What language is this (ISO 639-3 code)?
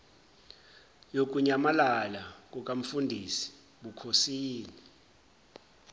zul